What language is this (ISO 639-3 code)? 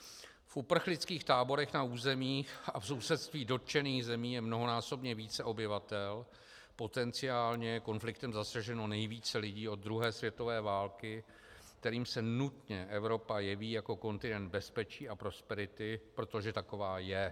ces